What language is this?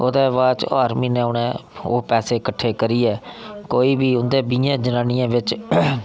Dogri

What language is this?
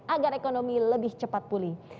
Indonesian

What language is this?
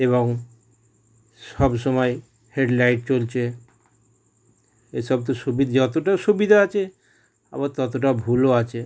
Bangla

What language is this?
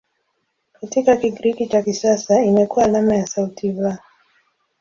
Swahili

